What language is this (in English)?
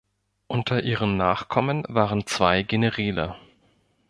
German